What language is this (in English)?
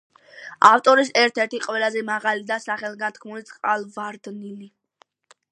Georgian